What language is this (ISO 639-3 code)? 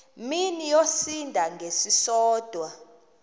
xho